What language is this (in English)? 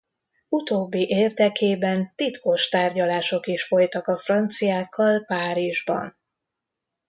Hungarian